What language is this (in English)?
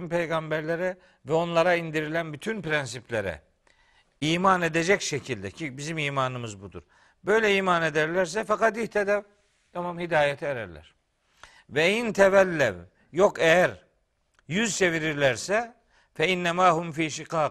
Turkish